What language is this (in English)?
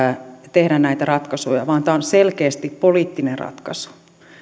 Finnish